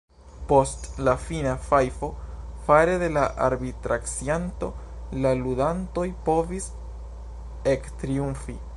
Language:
Esperanto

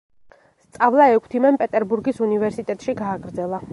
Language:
Georgian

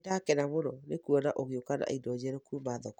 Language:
Kikuyu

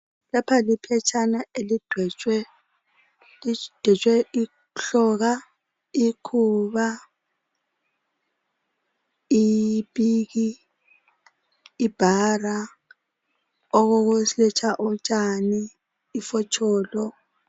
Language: North Ndebele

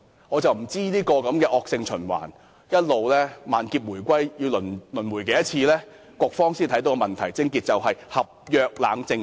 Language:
Cantonese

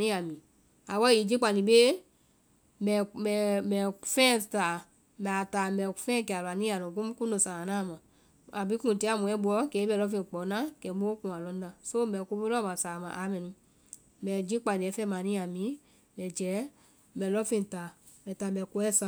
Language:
Vai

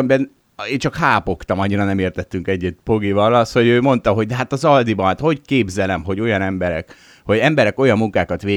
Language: Hungarian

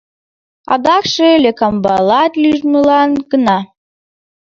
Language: Mari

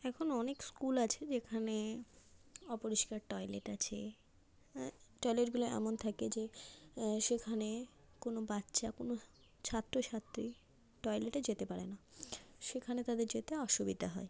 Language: Bangla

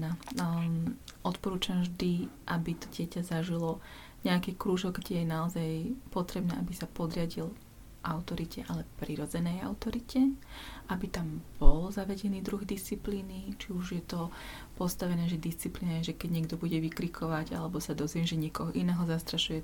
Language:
Slovak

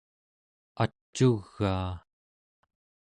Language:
Central Yupik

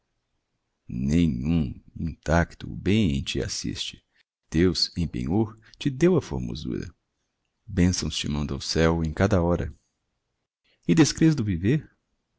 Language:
Portuguese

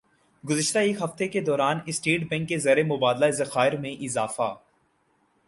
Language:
Urdu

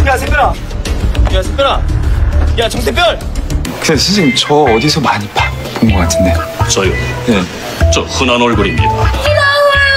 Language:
Korean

